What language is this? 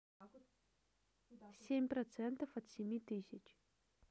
Russian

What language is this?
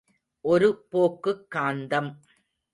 Tamil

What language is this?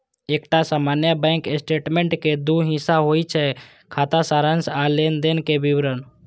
Maithili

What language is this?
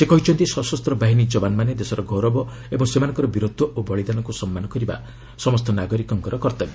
Odia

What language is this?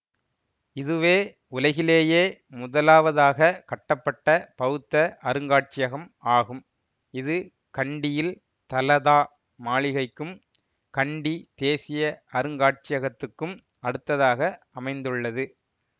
Tamil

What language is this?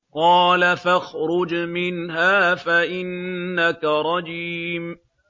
Arabic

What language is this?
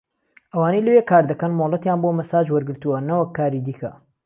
Central Kurdish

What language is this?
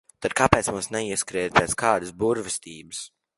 Latvian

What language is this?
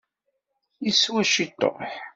Kabyle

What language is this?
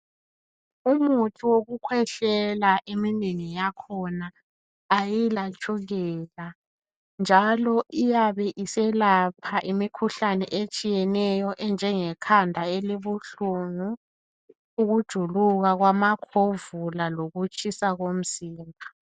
North Ndebele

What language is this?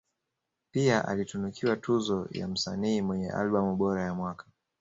Swahili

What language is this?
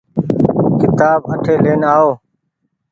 Goaria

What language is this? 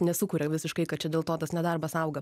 Lithuanian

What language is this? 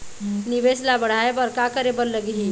Chhattisgarhi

